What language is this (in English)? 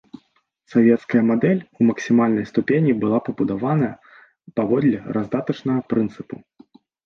Belarusian